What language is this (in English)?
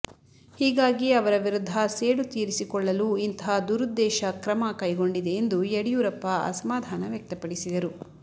Kannada